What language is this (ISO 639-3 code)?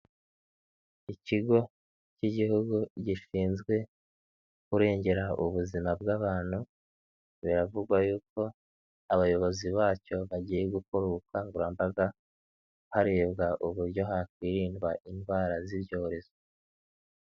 kin